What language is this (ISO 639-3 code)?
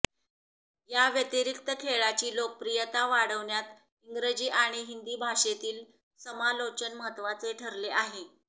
mar